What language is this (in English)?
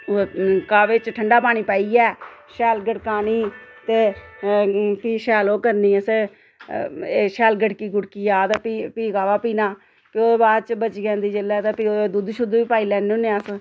Dogri